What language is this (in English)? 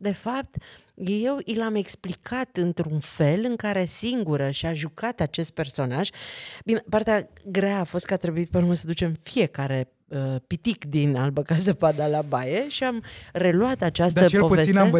Romanian